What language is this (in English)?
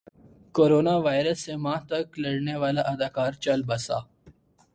Urdu